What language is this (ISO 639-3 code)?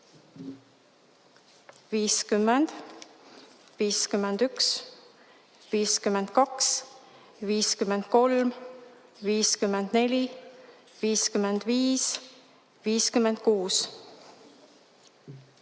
est